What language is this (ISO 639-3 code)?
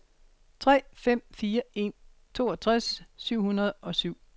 dan